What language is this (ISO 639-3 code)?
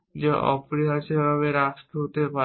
ben